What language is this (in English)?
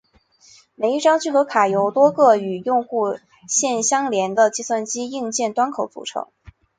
Chinese